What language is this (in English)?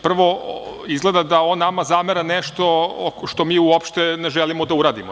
Serbian